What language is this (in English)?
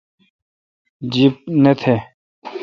Kalkoti